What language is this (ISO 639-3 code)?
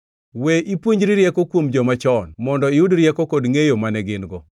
luo